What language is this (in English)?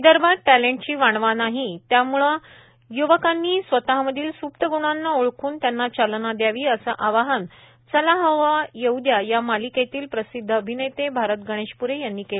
Marathi